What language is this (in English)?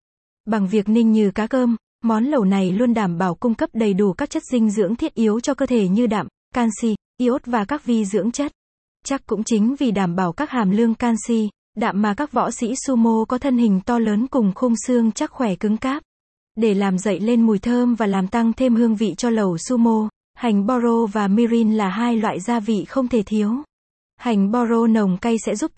Vietnamese